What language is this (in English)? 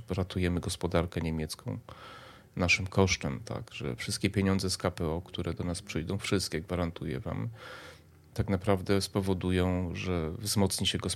Polish